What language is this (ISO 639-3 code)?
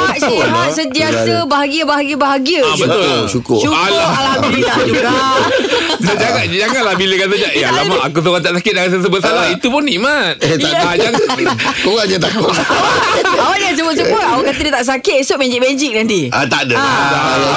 msa